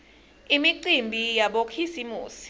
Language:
Swati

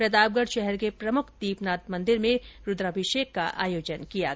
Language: Hindi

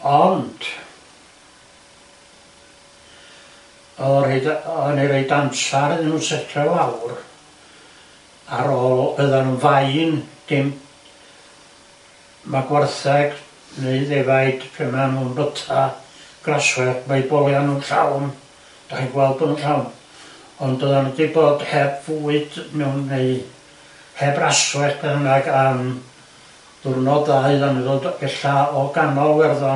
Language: Welsh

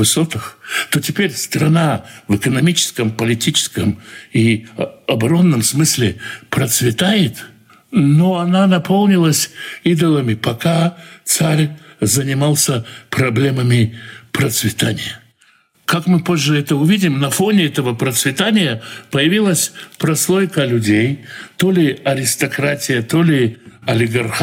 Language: Russian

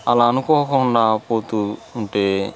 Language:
Telugu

